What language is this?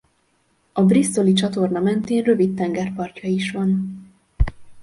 Hungarian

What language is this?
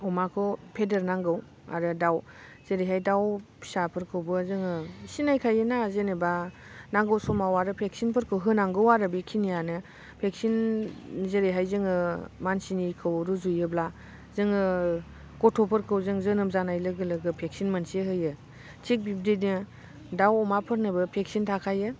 Bodo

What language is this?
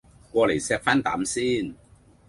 Cantonese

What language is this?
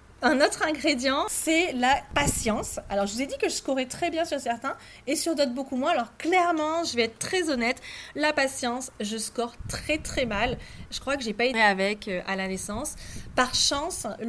French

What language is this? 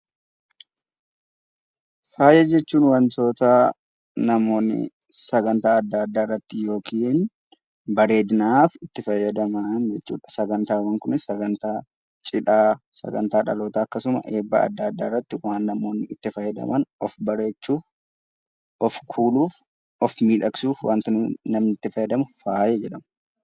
Oromo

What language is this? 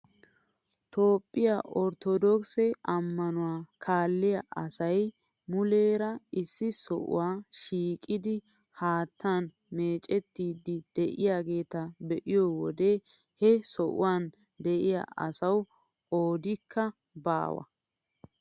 Wolaytta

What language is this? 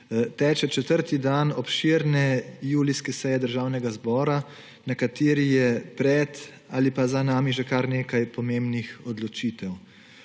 Slovenian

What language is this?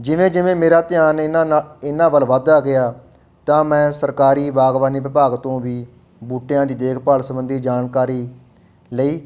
Punjabi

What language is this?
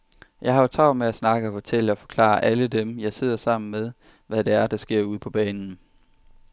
Danish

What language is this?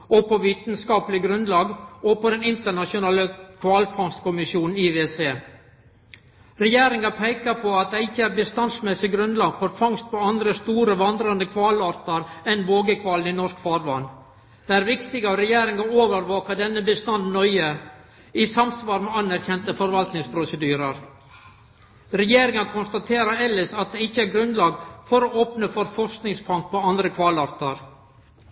Norwegian Nynorsk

